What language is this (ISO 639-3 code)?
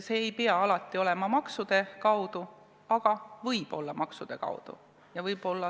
est